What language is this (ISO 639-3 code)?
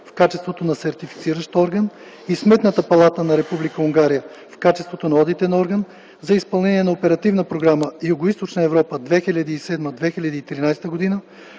bul